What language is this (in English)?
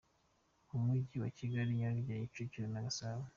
Kinyarwanda